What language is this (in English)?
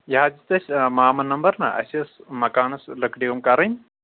Kashmiri